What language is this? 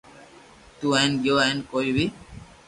Loarki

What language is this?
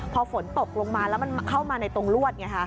Thai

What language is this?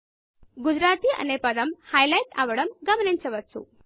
Telugu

